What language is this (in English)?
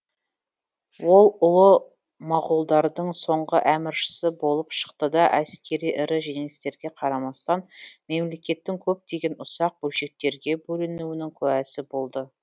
Kazakh